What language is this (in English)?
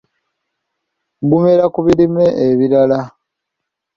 Ganda